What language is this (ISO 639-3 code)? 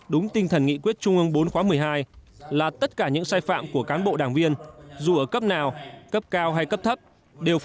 vie